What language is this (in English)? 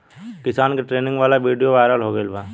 Bhojpuri